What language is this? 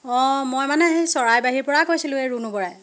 Assamese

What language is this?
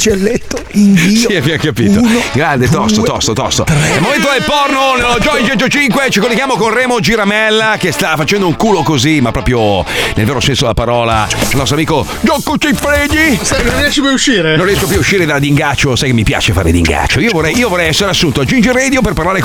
Italian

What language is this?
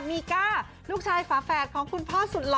Thai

